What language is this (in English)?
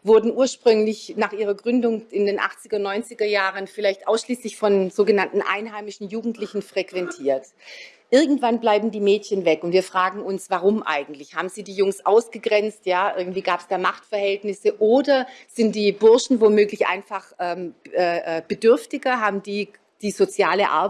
German